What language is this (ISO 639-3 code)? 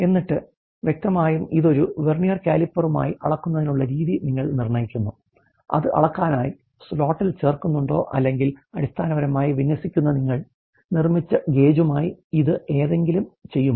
mal